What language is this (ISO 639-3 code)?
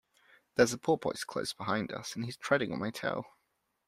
eng